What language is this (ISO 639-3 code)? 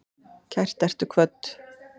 isl